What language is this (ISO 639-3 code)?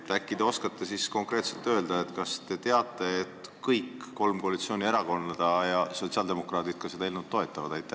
est